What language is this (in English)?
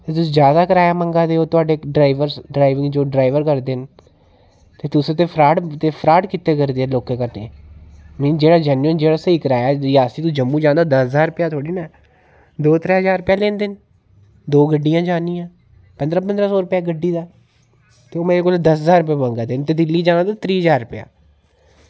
Dogri